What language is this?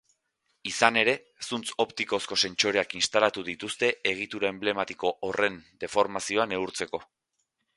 Basque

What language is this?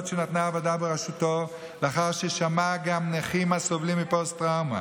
Hebrew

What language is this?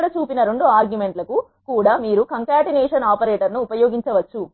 Telugu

